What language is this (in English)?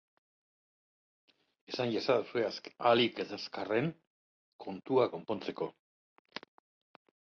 Basque